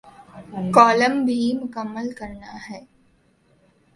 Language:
Urdu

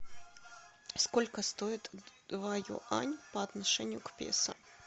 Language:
Russian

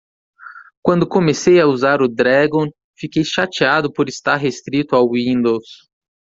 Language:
Portuguese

